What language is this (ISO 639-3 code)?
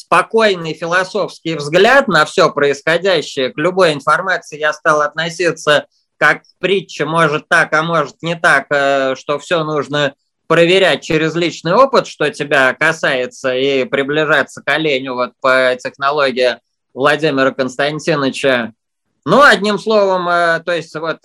rus